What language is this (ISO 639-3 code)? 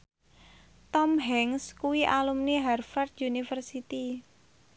jav